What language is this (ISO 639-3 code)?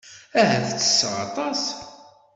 kab